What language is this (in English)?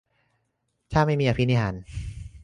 Thai